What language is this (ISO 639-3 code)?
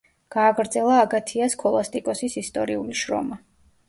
kat